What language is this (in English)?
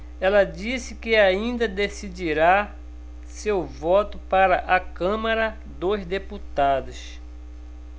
Portuguese